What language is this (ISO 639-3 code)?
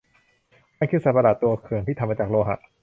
tha